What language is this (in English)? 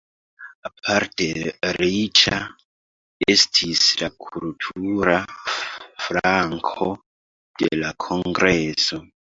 Esperanto